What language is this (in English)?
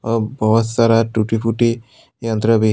Hindi